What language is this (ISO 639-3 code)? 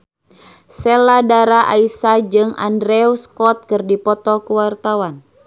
sun